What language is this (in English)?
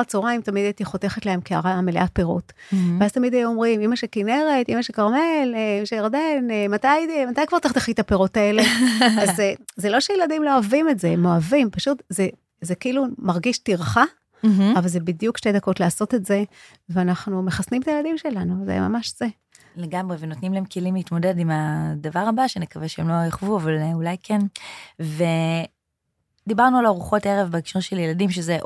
Hebrew